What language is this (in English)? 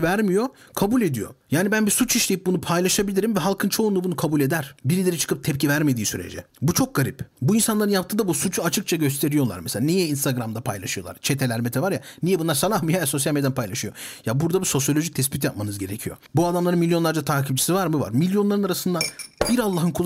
Turkish